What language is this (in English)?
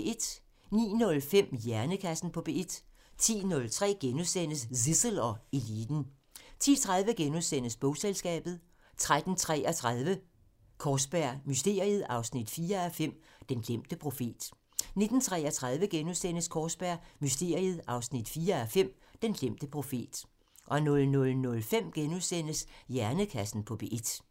Danish